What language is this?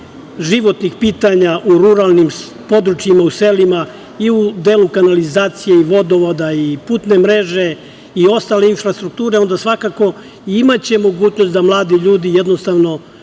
Serbian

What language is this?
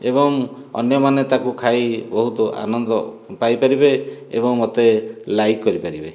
Odia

